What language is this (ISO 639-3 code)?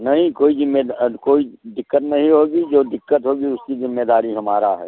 hin